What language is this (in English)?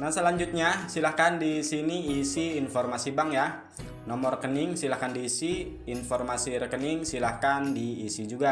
Indonesian